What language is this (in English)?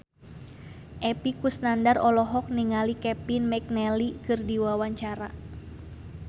Sundanese